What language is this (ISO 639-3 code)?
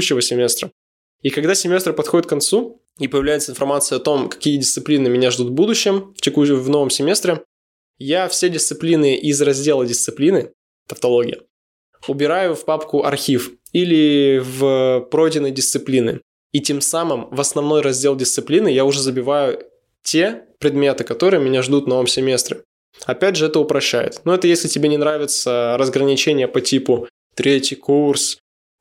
rus